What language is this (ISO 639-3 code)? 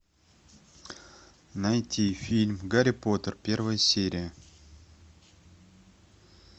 rus